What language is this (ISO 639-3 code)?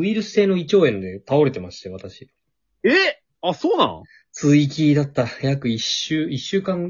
jpn